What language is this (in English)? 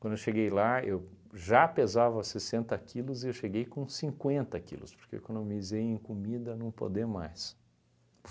Portuguese